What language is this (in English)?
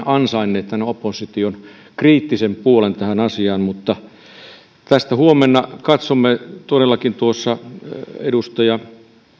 Finnish